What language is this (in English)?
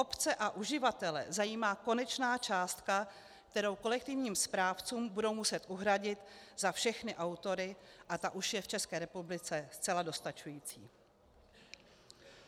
Czech